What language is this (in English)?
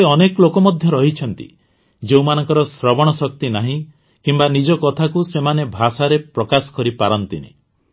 Odia